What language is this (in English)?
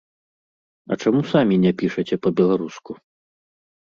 Belarusian